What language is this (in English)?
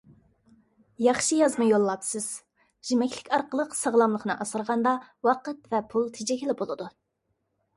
Uyghur